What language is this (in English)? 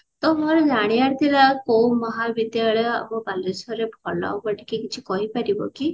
Odia